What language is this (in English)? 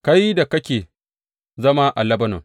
Hausa